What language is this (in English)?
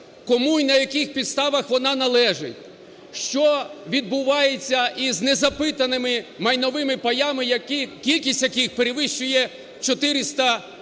Ukrainian